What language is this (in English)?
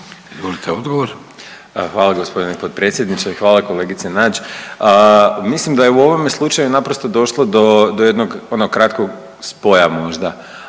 Croatian